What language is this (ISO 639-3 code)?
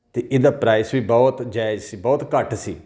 pan